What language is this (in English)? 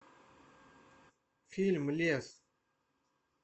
Russian